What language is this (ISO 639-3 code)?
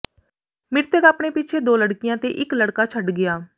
pan